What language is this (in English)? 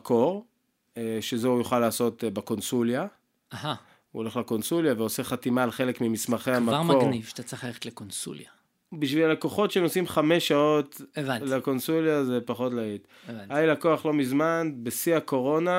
Hebrew